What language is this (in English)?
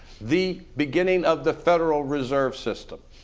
English